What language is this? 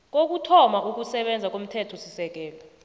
South Ndebele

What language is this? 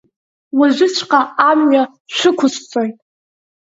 Abkhazian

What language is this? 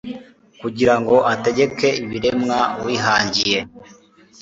Kinyarwanda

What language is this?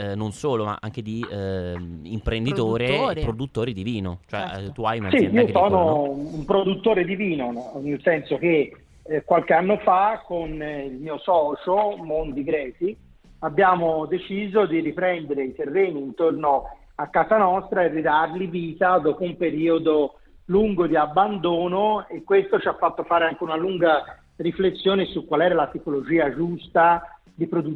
Italian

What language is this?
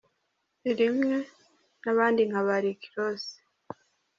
Kinyarwanda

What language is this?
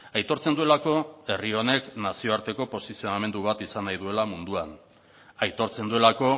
Basque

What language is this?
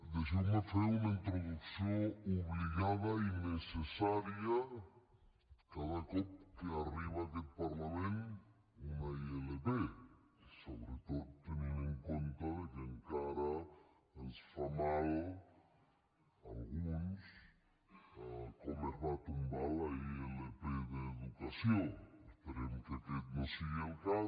Catalan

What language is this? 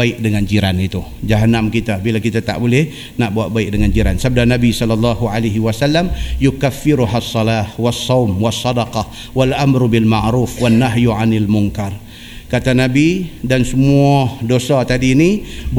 Malay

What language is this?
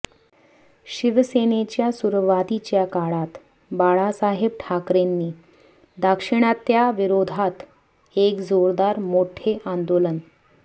Marathi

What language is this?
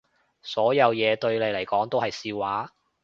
Cantonese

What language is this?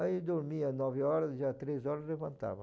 Portuguese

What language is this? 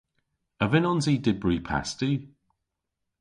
Cornish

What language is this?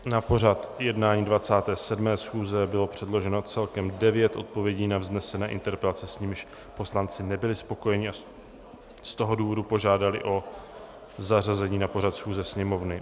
Czech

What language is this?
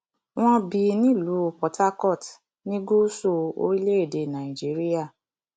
Yoruba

